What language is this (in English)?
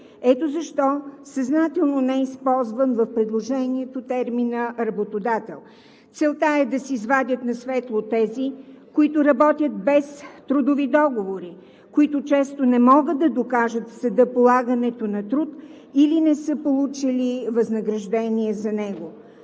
Bulgarian